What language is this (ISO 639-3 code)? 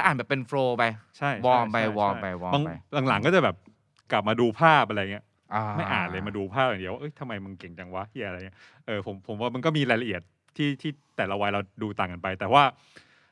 tha